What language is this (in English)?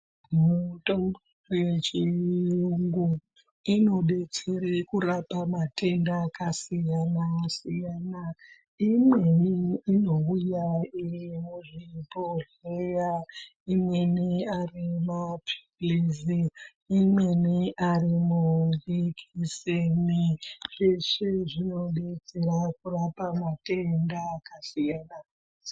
Ndau